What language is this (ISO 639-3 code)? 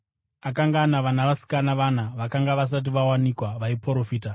sna